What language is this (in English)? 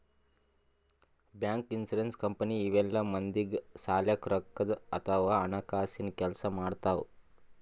Kannada